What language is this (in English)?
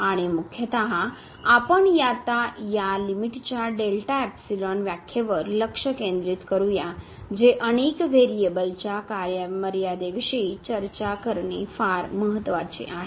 Marathi